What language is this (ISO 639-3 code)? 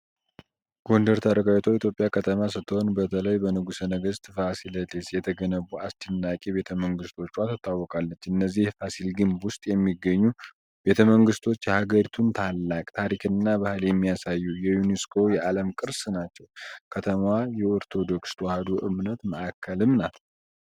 amh